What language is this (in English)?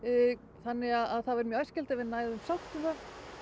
Icelandic